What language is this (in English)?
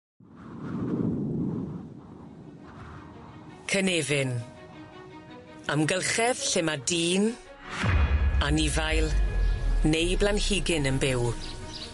Welsh